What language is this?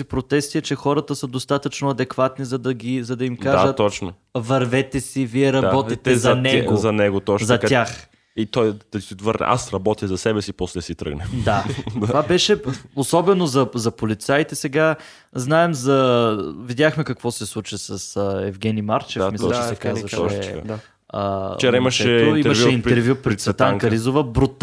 Bulgarian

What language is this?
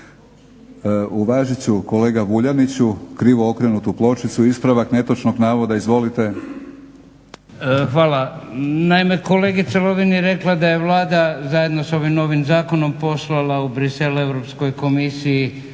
Croatian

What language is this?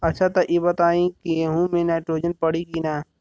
Bhojpuri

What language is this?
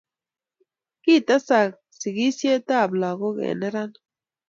Kalenjin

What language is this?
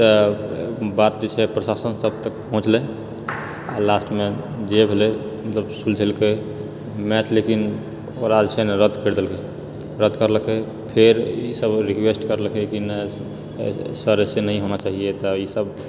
Maithili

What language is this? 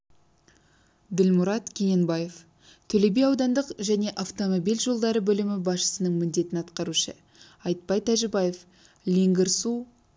Kazakh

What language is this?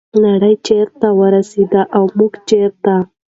Pashto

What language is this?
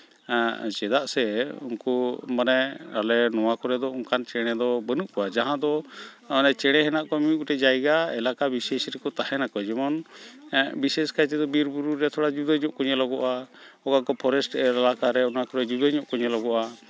Santali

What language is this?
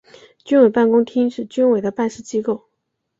Chinese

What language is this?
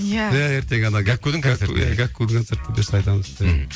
Kazakh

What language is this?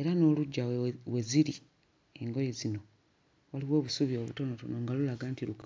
Ganda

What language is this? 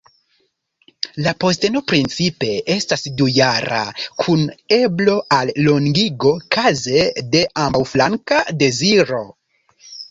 Esperanto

